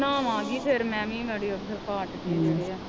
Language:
Punjabi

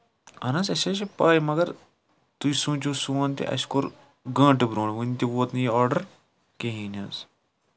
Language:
Kashmiri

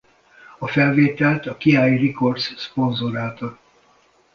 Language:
Hungarian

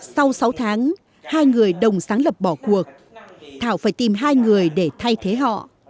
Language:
Vietnamese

